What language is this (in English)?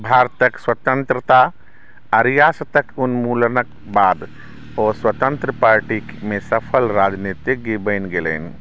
Maithili